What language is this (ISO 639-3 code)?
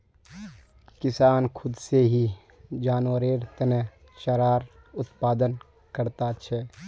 mag